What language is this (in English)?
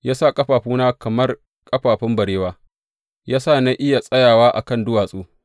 Hausa